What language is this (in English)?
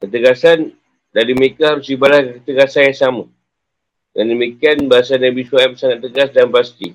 Malay